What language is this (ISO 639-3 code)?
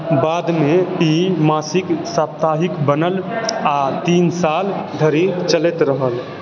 mai